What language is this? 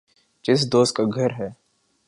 Urdu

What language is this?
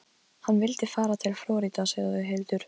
Icelandic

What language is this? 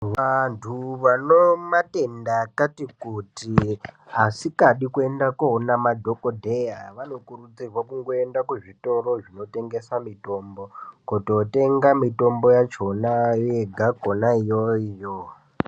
Ndau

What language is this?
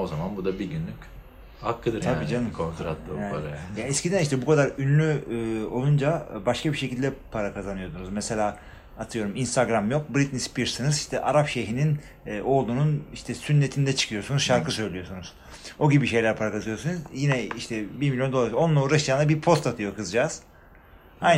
Turkish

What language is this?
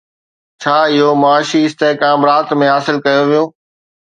Sindhi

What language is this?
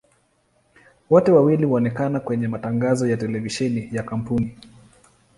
Swahili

